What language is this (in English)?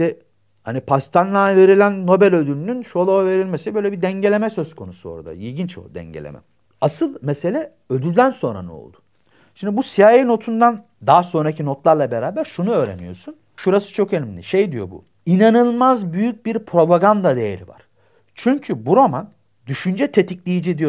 Turkish